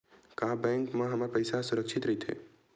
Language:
Chhattisgarhi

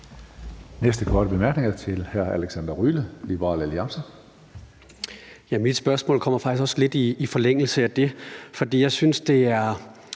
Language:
Danish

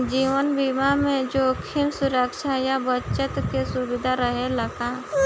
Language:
Bhojpuri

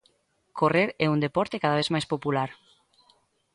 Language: Galician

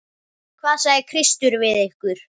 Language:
Icelandic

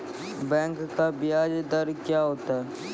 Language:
Maithili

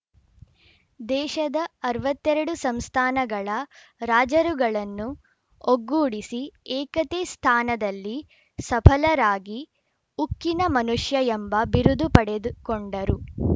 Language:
Kannada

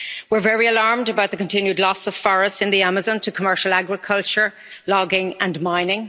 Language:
English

